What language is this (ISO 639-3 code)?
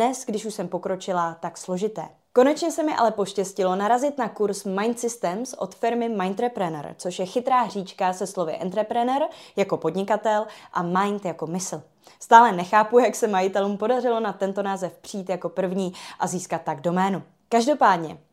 ces